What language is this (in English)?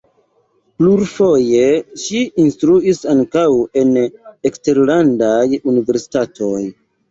Esperanto